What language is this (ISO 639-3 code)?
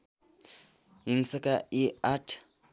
nep